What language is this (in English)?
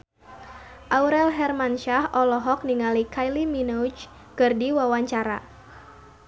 Sundanese